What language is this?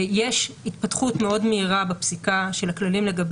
Hebrew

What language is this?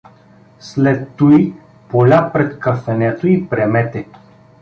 Bulgarian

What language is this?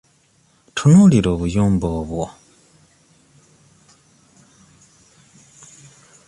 Ganda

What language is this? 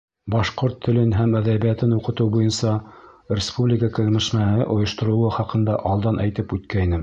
Bashkir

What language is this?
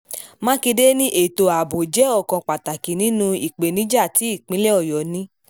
Yoruba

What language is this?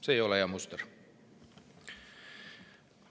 Estonian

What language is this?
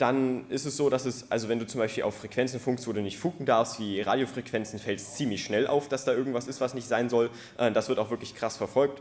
German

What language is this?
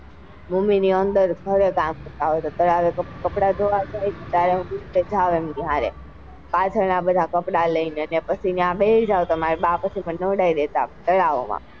Gujarati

